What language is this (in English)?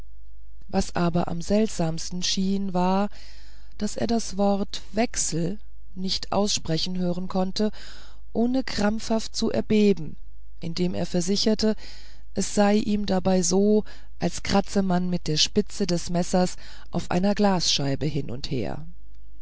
German